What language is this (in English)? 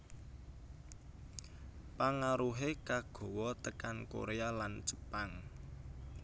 Javanese